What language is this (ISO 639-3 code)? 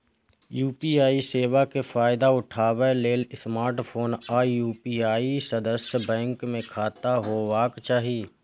mai